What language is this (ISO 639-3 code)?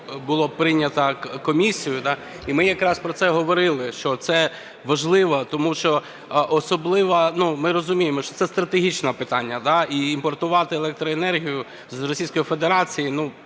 ukr